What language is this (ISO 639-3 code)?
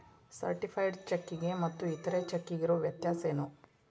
kan